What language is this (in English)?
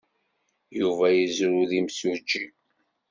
Kabyle